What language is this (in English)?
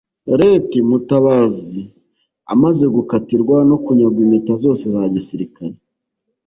Kinyarwanda